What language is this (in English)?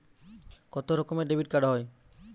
Bangla